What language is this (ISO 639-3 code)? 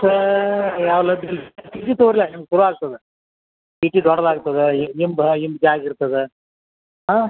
kan